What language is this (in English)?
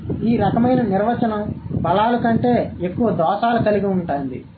Telugu